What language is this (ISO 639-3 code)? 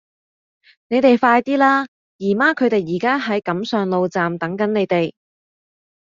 yue